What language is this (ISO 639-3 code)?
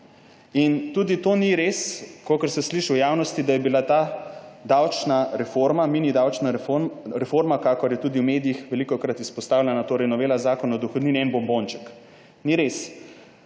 slv